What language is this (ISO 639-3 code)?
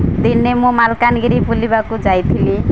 ori